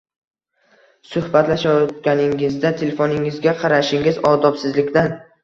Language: Uzbek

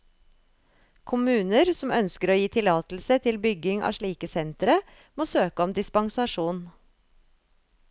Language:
Norwegian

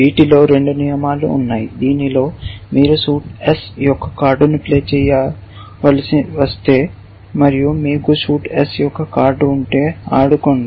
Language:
Telugu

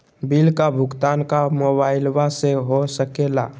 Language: Magahi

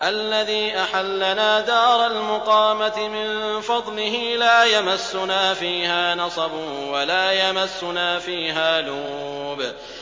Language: Arabic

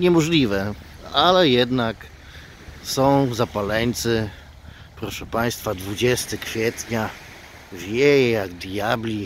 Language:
Polish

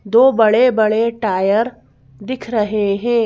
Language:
Hindi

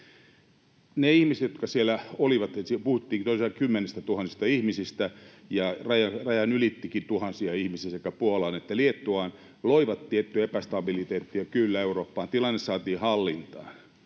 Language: Finnish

